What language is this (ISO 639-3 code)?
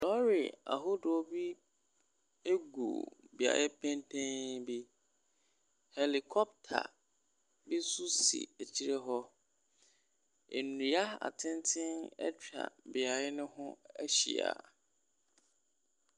aka